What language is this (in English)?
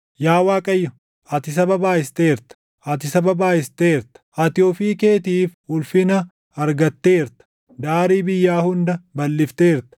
Oromo